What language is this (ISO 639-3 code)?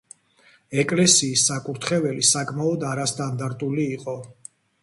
kat